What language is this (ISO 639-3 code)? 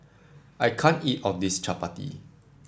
eng